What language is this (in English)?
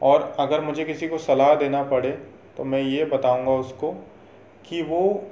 Hindi